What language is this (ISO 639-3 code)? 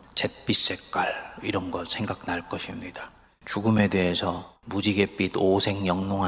kor